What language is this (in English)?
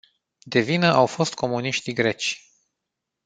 Romanian